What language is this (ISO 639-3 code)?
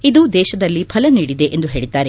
kan